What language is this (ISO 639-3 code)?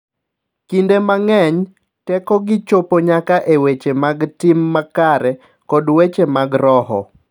luo